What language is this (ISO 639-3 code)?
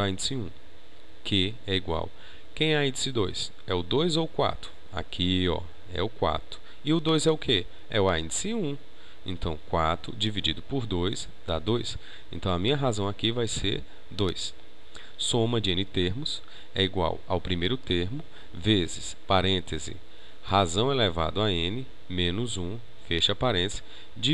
por